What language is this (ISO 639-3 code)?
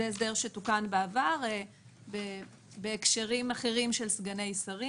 heb